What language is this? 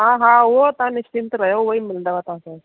Sindhi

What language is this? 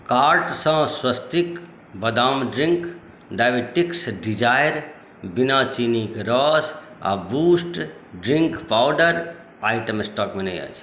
Maithili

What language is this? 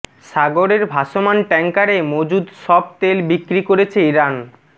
Bangla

